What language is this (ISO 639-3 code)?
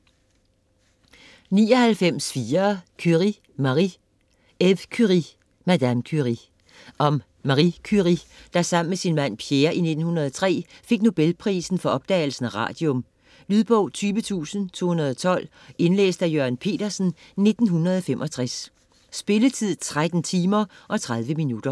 dan